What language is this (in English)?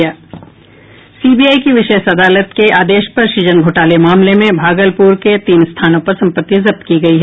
Hindi